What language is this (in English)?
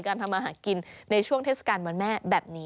Thai